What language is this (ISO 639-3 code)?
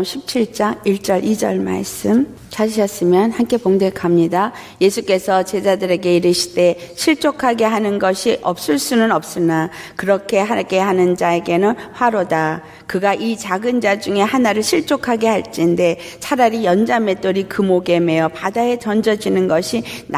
kor